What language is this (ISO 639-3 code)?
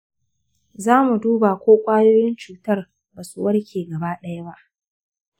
hau